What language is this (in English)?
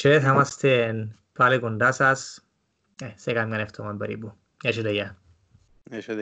Greek